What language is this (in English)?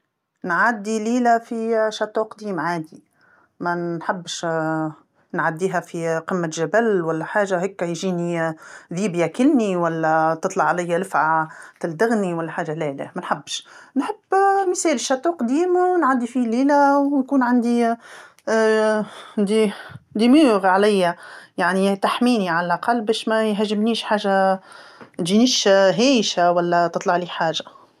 Tunisian Arabic